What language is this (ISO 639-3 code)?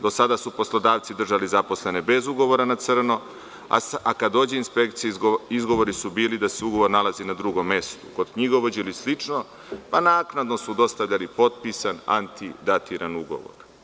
srp